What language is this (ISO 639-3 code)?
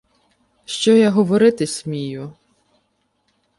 ukr